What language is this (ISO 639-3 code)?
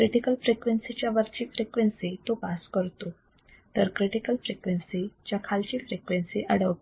mar